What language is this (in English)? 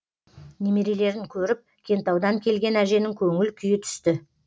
Kazakh